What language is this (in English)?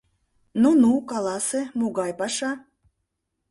Mari